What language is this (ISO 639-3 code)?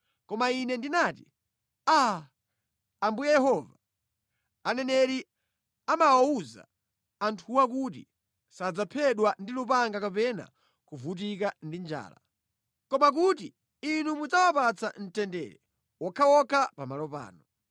nya